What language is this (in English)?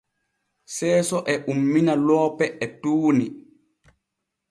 Borgu Fulfulde